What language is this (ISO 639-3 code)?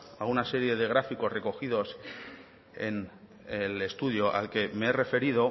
spa